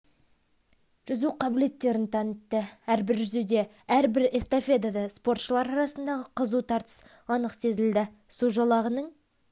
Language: Kazakh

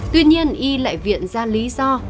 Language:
Vietnamese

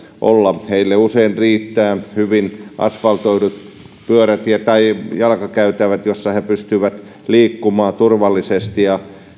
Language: Finnish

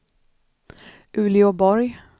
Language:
Swedish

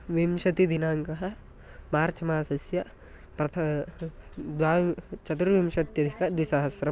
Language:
Sanskrit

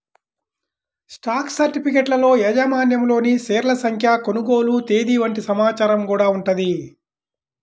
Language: Telugu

